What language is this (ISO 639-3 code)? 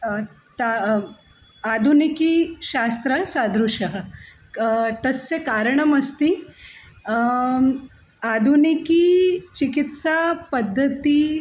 san